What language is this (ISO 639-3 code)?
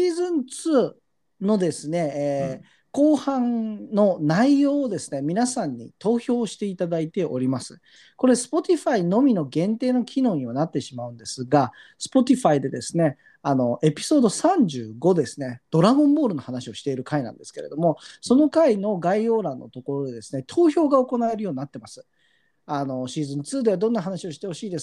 jpn